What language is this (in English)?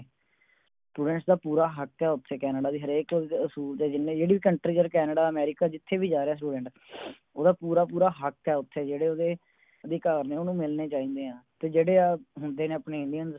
Punjabi